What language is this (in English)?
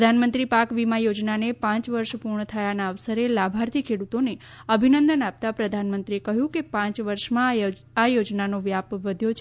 Gujarati